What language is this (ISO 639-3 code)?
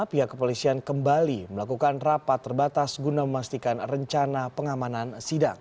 ind